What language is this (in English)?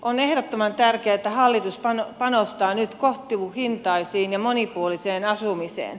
Finnish